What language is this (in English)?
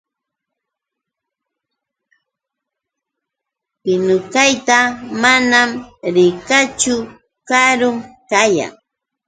Yauyos Quechua